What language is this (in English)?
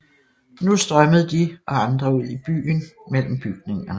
Danish